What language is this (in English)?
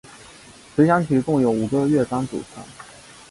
Chinese